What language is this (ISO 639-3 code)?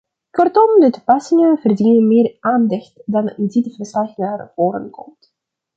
nld